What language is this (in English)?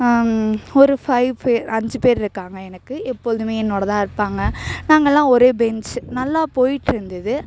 Tamil